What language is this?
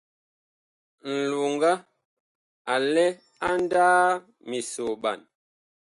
Bakoko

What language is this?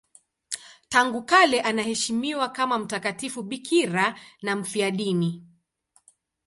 Swahili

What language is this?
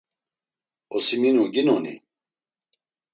Laz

